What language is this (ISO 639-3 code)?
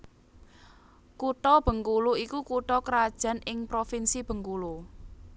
jav